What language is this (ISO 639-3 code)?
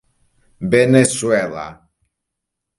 cat